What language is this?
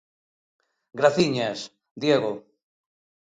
Galician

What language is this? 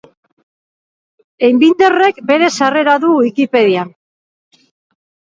Basque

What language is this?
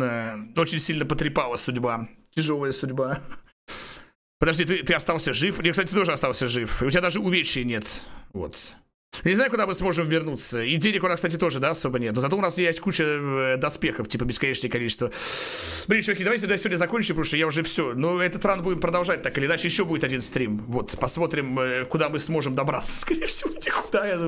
Russian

